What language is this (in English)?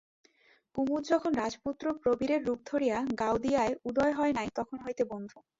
Bangla